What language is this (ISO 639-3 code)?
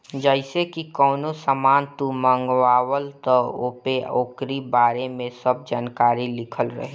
bho